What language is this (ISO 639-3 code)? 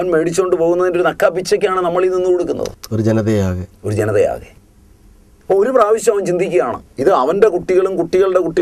kor